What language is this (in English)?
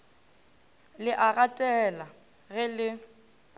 Northern Sotho